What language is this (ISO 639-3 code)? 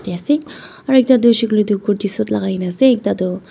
nag